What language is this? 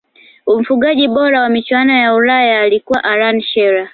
Swahili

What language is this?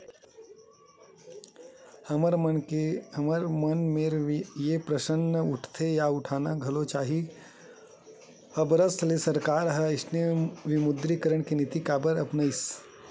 Chhattisgarhi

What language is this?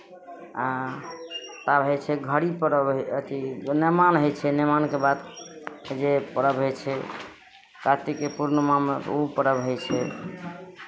Maithili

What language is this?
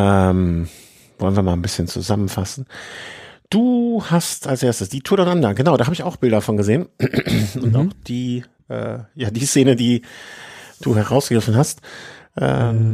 German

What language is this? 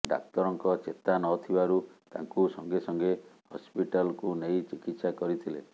Odia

